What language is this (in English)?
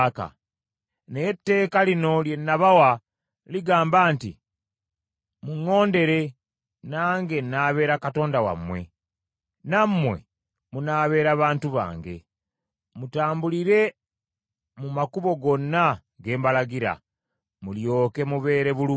Ganda